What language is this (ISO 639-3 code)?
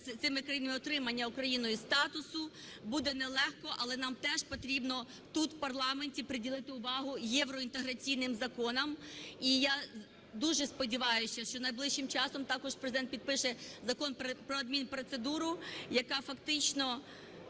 ukr